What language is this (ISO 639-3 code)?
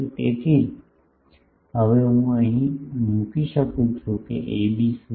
guj